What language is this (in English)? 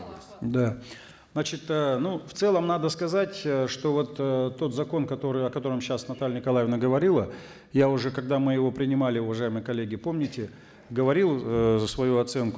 Kazakh